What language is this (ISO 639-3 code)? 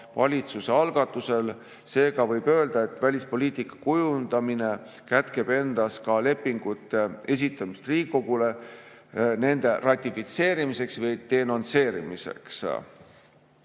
est